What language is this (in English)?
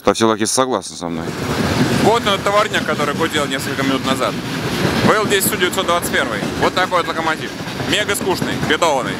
Russian